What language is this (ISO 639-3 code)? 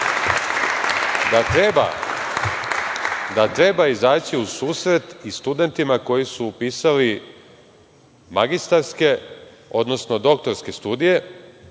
srp